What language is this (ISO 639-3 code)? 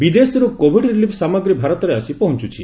ori